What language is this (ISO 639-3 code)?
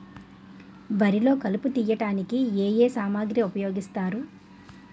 tel